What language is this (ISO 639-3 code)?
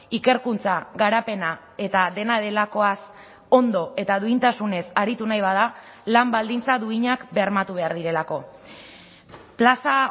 eus